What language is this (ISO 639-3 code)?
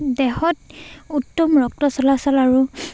asm